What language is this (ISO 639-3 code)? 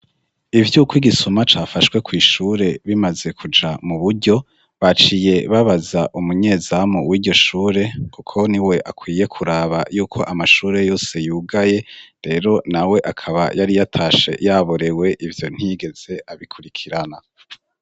run